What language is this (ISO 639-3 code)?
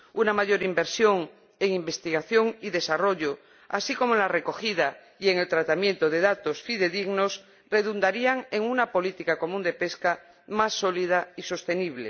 spa